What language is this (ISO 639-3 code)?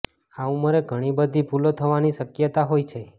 guj